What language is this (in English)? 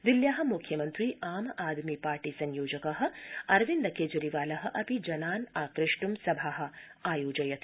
Sanskrit